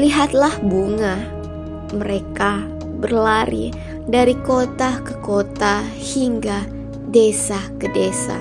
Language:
Indonesian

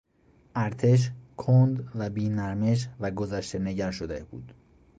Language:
Persian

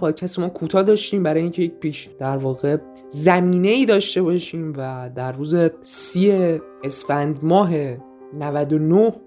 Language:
Persian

